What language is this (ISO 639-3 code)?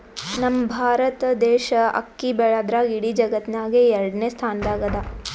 kan